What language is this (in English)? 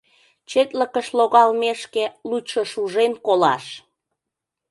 Mari